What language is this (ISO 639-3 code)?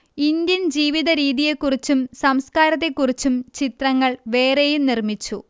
mal